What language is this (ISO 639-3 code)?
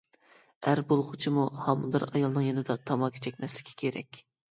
uig